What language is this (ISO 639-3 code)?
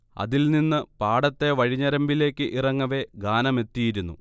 mal